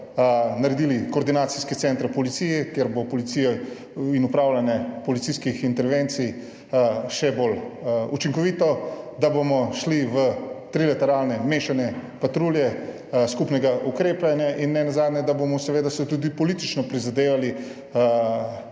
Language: Slovenian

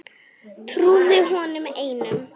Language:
Icelandic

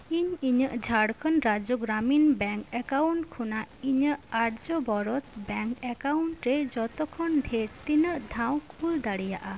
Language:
Santali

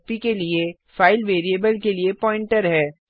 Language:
Hindi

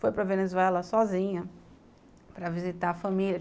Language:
Portuguese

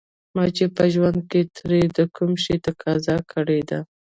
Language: Pashto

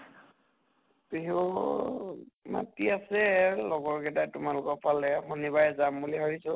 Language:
Assamese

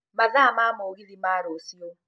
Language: Kikuyu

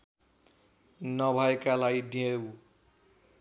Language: Nepali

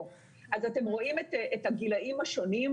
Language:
Hebrew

